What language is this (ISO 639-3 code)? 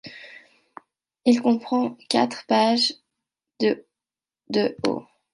fra